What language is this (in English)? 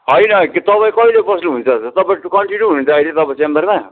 Nepali